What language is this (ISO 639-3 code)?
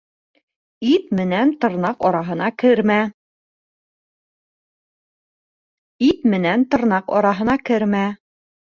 bak